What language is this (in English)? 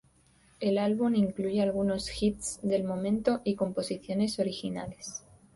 Spanish